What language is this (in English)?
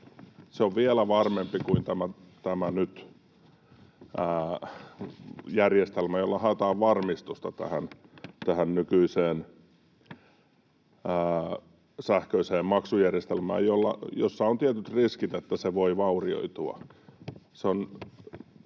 Finnish